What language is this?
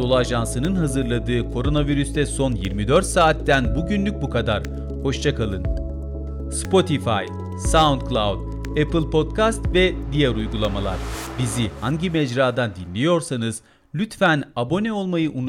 Turkish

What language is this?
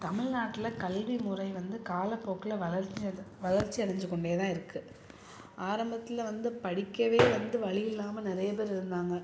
Tamil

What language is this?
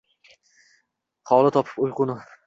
Uzbek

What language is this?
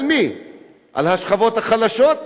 Hebrew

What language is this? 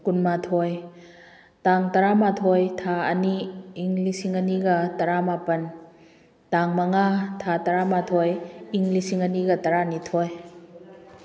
Manipuri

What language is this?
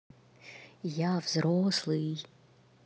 Russian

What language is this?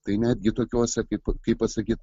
Lithuanian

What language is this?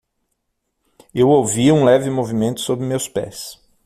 Portuguese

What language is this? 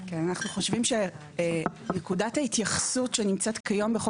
Hebrew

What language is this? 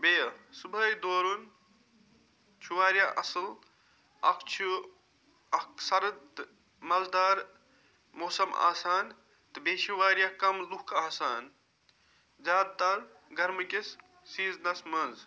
Kashmiri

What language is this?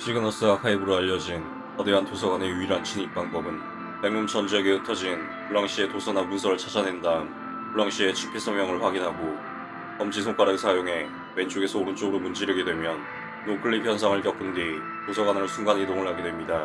Korean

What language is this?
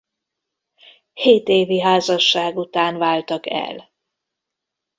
Hungarian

